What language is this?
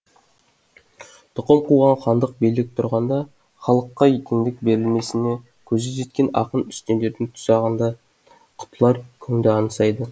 Kazakh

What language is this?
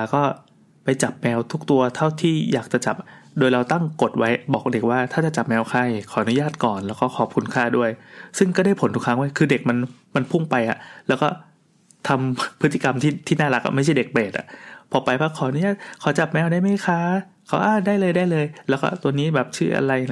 Thai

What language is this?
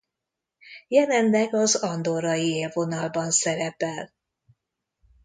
Hungarian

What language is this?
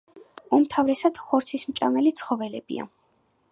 Georgian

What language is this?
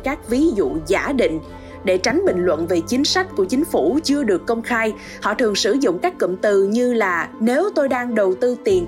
Vietnamese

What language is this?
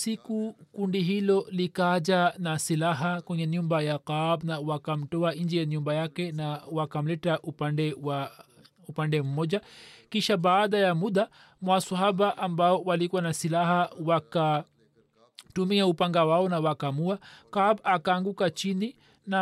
Swahili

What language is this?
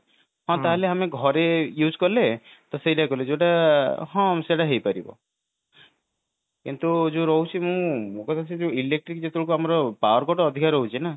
Odia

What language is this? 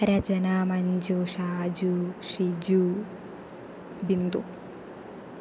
Sanskrit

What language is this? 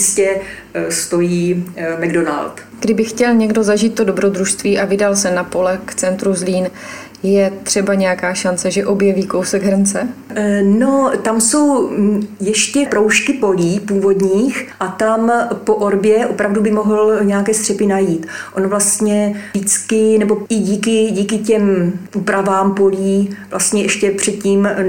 Czech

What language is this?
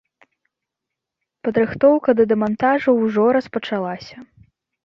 Belarusian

